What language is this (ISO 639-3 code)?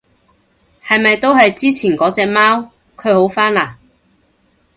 yue